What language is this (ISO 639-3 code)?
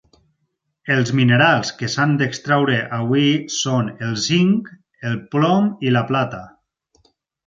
cat